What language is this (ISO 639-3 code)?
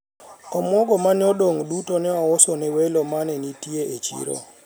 luo